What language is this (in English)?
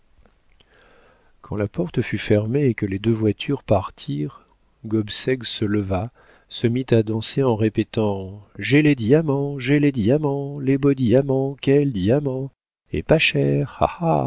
French